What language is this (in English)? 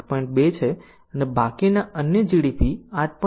Gujarati